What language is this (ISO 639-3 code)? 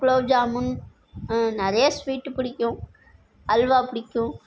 tam